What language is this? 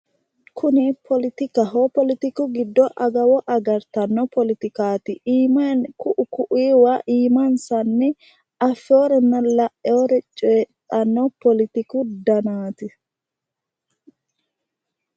Sidamo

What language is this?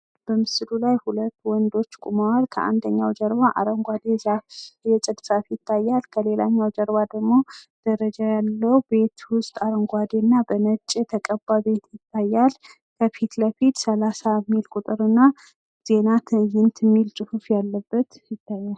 Amharic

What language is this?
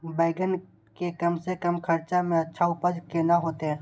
Maithili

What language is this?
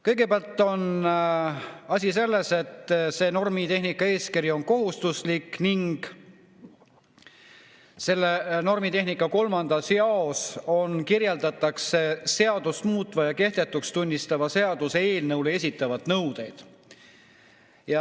Estonian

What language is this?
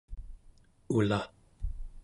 Central Yupik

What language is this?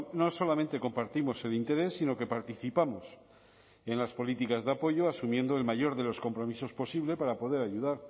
Spanish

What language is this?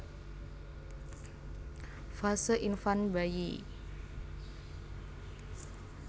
Javanese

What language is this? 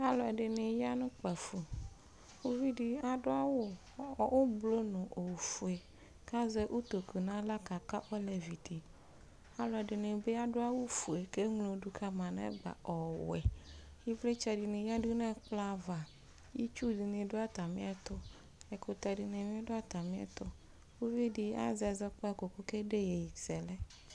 Ikposo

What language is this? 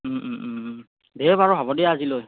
Assamese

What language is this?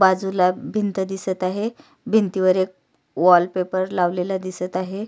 Marathi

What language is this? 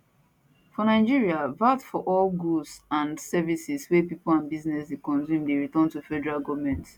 Nigerian Pidgin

